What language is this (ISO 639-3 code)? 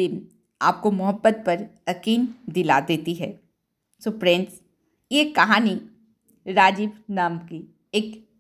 hin